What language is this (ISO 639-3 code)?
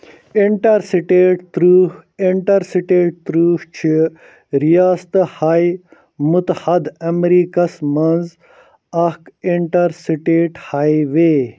kas